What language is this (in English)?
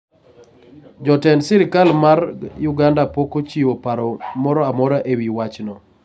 Luo (Kenya and Tanzania)